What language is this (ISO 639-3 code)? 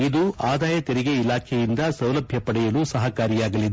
kan